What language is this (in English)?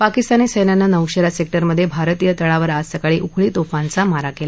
Marathi